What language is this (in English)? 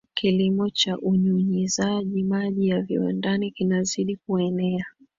Swahili